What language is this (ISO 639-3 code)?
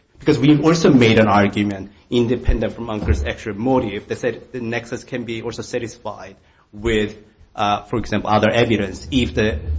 eng